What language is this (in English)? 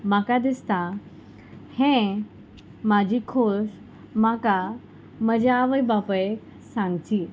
Konkani